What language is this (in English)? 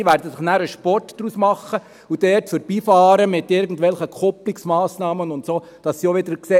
Swiss German